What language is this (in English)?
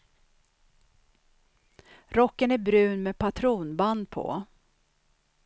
Swedish